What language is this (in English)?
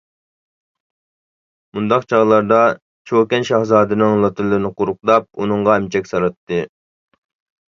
Uyghur